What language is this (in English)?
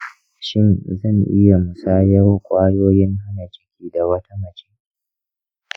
Hausa